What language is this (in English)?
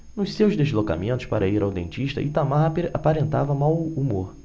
Portuguese